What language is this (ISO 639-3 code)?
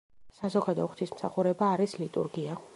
kat